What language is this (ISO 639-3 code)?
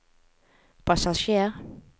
nor